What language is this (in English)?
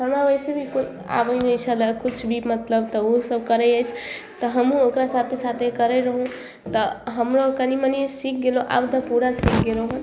Maithili